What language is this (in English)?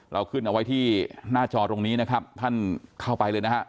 Thai